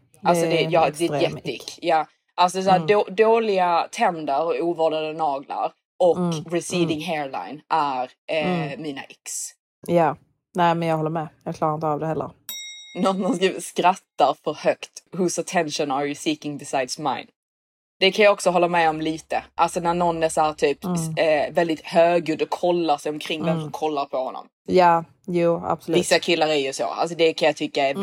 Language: Swedish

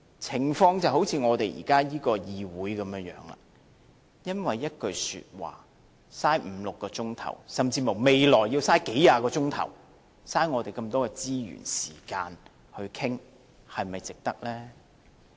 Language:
Cantonese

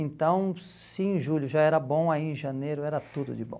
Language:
Portuguese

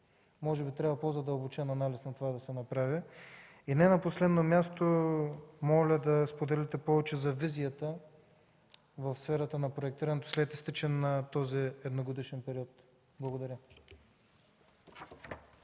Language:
Bulgarian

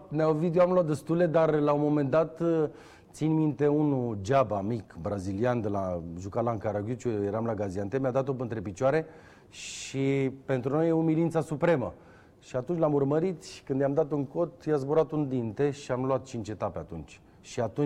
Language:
Romanian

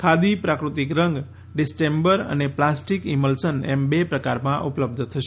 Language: Gujarati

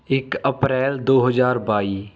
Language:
Punjabi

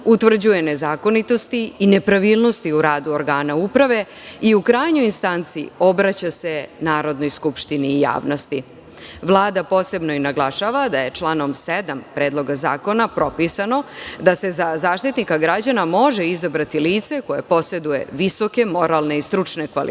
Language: Serbian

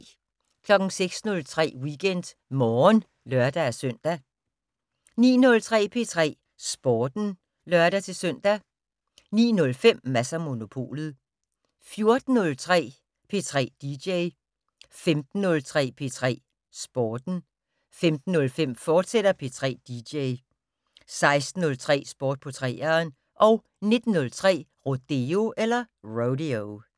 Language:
Danish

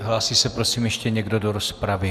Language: Czech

